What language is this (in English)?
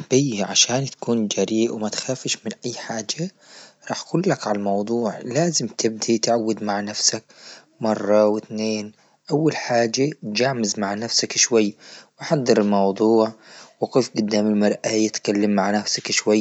Libyan Arabic